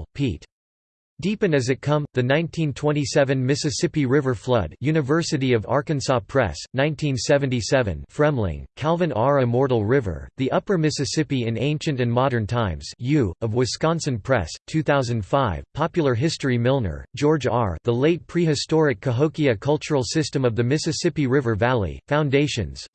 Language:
English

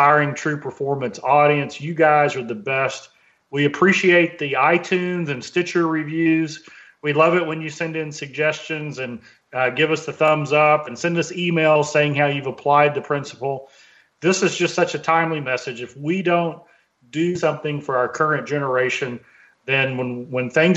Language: English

